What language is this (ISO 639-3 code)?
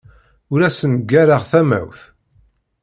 kab